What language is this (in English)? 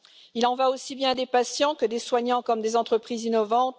French